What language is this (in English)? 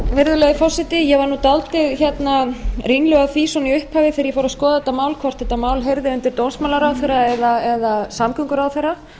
Icelandic